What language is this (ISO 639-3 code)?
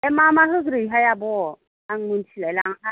brx